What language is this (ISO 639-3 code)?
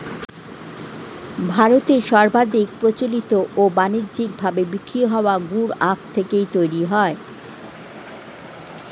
ben